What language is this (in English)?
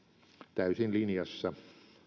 Finnish